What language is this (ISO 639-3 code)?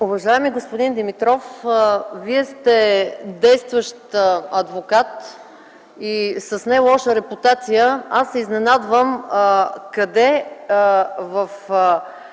bul